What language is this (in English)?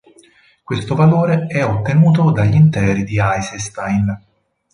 Italian